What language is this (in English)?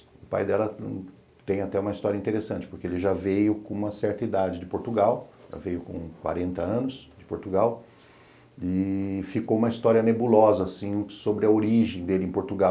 Portuguese